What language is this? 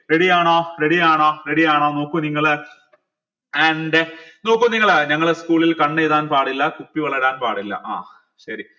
Malayalam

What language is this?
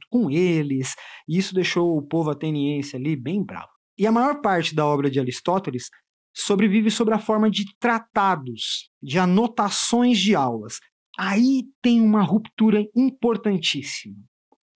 Portuguese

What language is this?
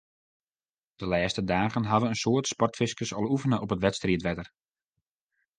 Western Frisian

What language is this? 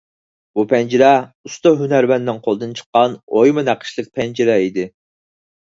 Uyghur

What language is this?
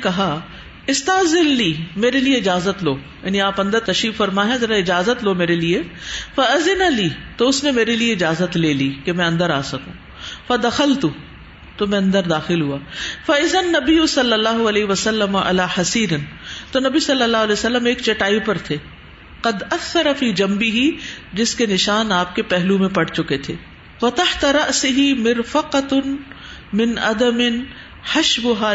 Urdu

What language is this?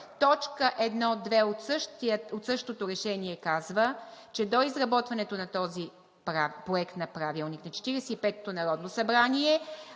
Bulgarian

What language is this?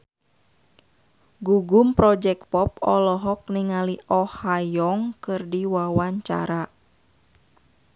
Sundanese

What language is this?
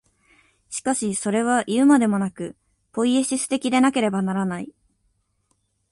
Japanese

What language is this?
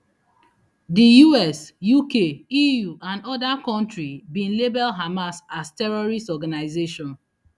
Nigerian Pidgin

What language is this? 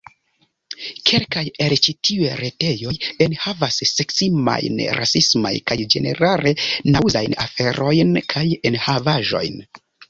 Esperanto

